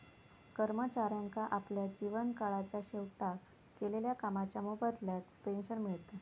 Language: Marathi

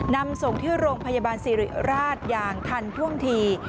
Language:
Thai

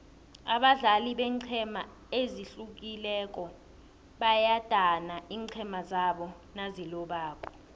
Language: South Ndebele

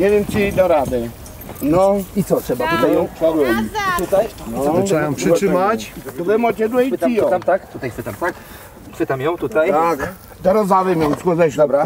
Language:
Polish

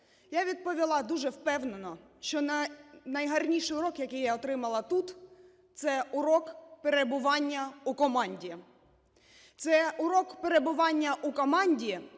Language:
Ukrainian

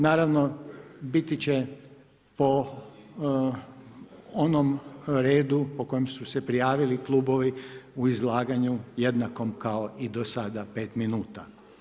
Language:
Croatian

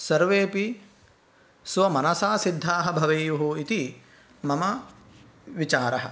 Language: Sanskrit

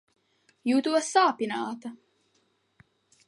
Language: Latvian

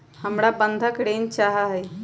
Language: Magahi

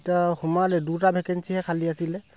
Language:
Assamese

